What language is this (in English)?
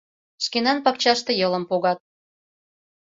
Mari